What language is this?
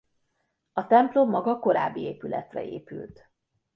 Hungarian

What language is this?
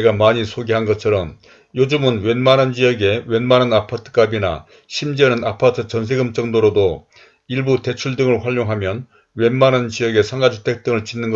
Korean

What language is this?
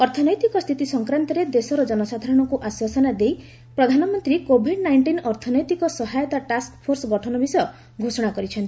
Odia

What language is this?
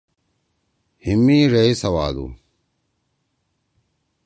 Torwali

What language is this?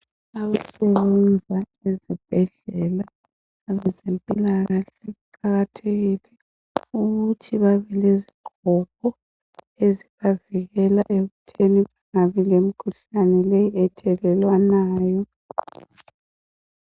North Ndebele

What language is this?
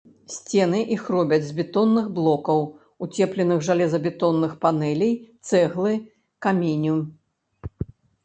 Belarusian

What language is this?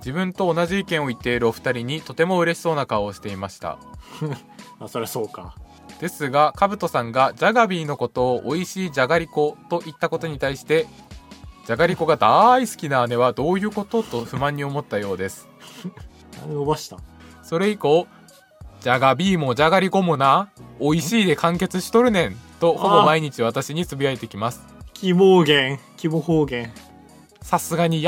Japanese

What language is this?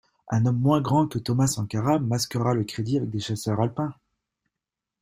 French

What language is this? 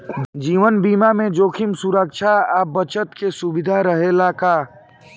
Bhojpuri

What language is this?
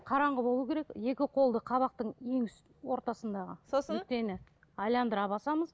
Kazakh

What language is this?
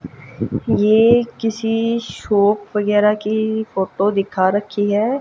Hindi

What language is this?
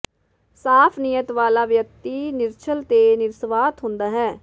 Punjabi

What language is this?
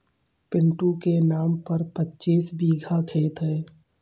Hindi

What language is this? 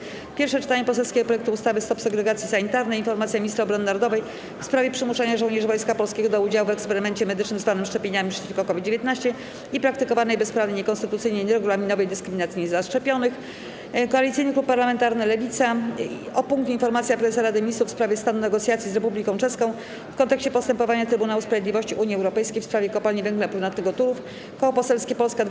Polish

